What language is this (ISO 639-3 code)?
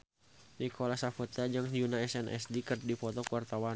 sun